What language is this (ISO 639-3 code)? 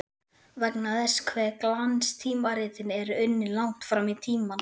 isl